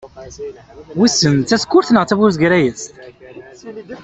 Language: Kabyle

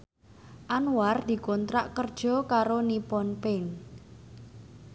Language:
Javanese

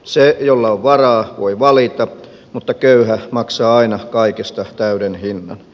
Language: Finnish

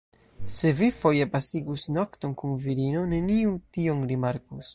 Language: Esperanto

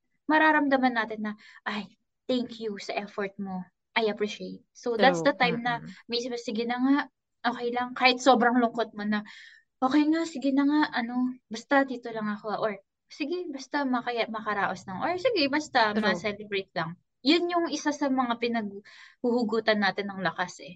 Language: Filipino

